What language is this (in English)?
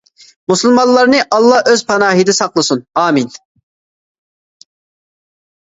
Uyghur